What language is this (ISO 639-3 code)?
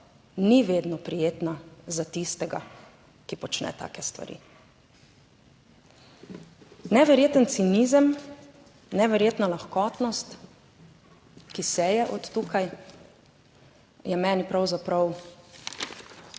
slv